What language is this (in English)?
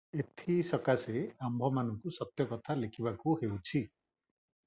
Odia